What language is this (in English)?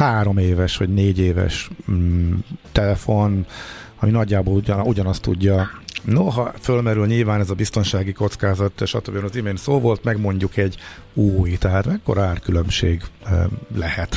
Hungarian